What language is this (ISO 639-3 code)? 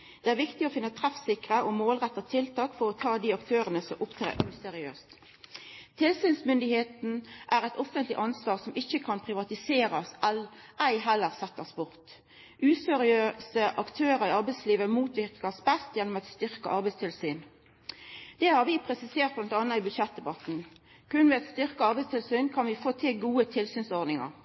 nno